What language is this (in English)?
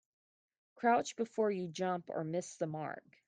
English